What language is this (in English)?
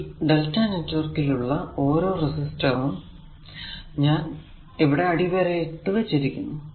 Malayalam